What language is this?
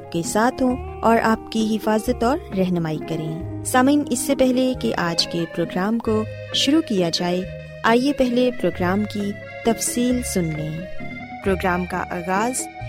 Urdu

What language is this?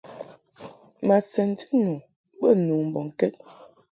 Mungaka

